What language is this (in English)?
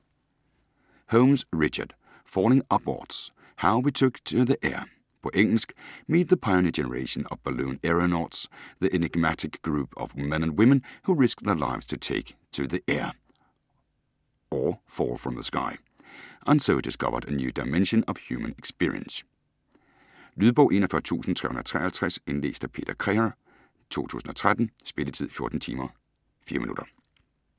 Danish